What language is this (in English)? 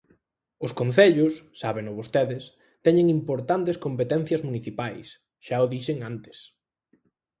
Galician